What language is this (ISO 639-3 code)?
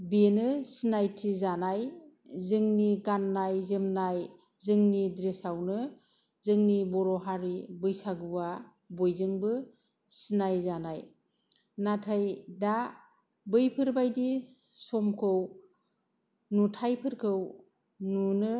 brx